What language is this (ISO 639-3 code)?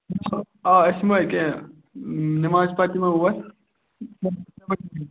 kas